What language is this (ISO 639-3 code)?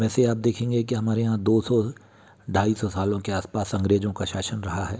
hin